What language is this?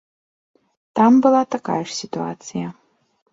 Belarusian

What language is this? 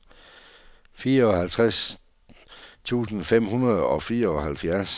Danish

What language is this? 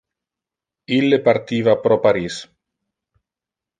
Interlingua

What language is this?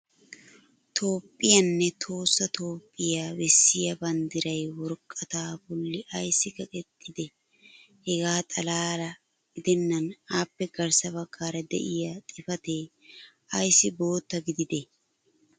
Wolaytta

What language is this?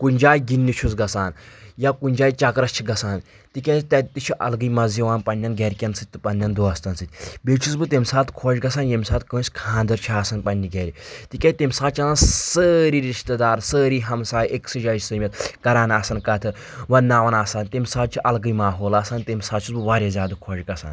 Kashmiri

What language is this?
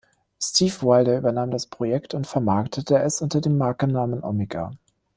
German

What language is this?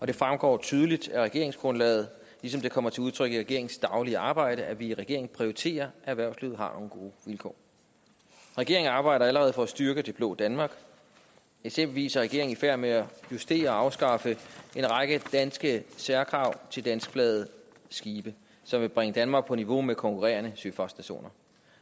Danish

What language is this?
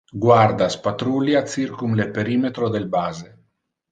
Interlingua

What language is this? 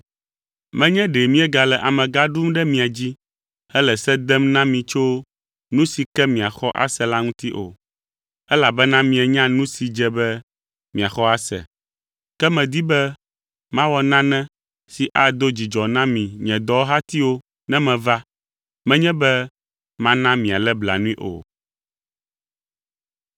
Ewe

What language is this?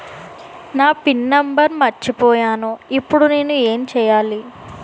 Telugu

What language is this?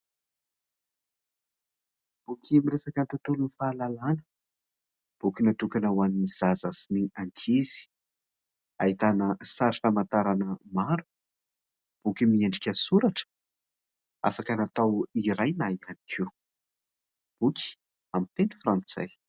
Malagasy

